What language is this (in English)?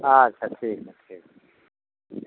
Maithili